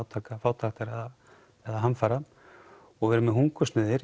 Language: Icelandic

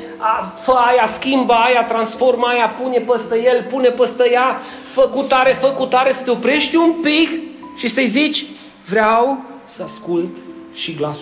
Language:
Romanian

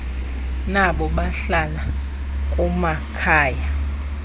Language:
Xhosa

